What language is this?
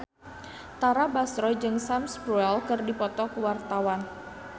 Sundanese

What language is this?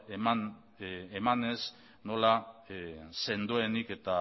Basque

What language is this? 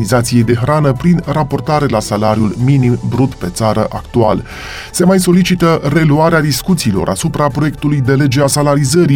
Romanian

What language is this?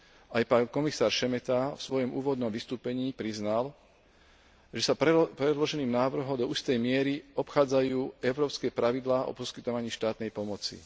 Slovak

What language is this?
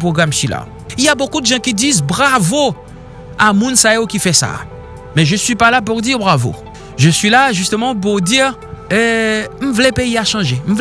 French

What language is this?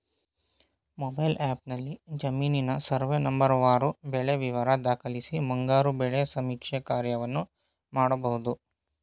Kannada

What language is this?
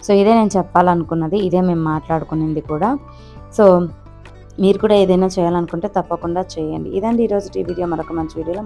Telugu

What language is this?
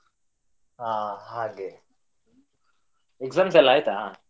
Kannada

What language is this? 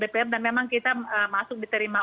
Indonesian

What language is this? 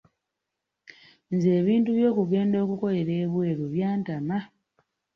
Ganda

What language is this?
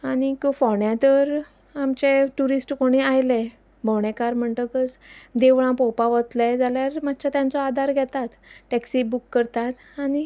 Konkani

